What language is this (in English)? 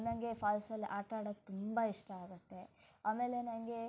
Kannada